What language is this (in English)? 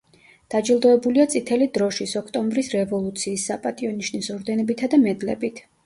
Georgian